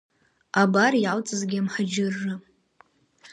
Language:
Abkhazian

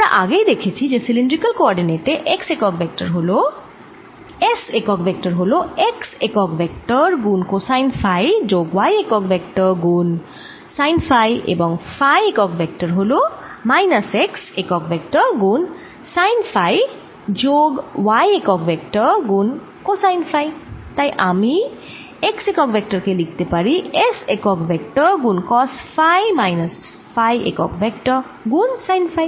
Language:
Bangla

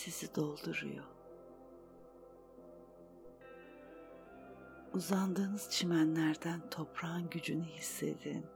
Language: Turkish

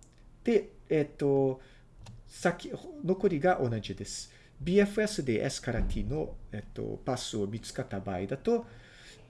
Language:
Japanese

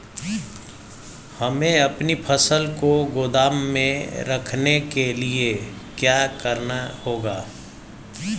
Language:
Hindi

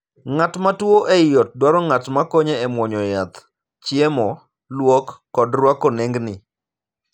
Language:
Luo (Kenya and Tanzania)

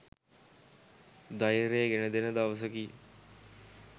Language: Sinhala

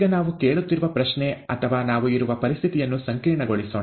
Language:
Kannada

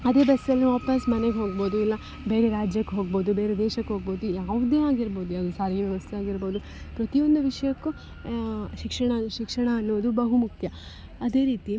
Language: Kannada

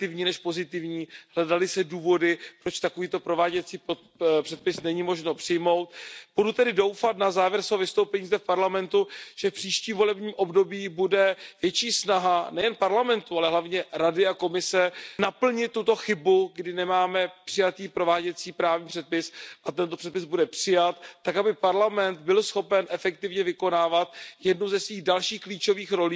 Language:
Czech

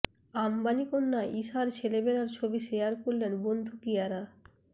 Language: Bangla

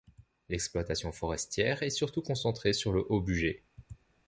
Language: French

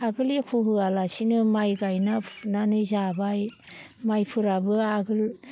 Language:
Bodo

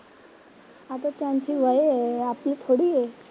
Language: Marathi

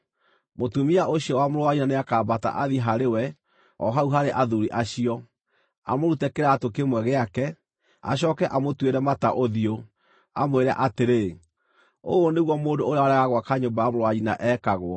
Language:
Kikuyu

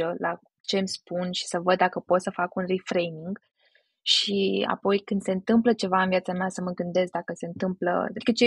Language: Romanian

